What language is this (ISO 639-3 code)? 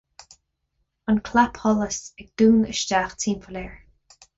gle